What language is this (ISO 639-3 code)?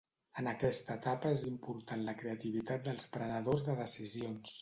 cat